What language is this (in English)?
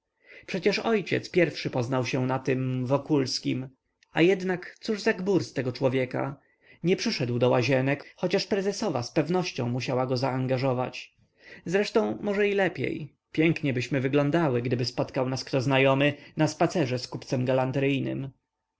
Polish